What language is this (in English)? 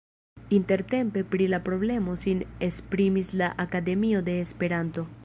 Esperanto